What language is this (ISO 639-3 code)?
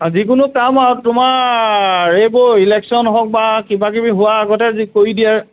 asm